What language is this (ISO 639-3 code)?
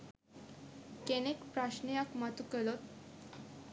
sin